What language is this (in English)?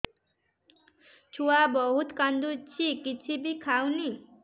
Odia